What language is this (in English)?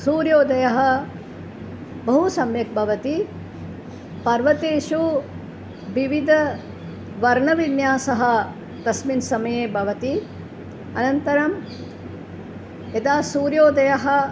Sanskrit